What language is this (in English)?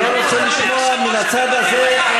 Hebrew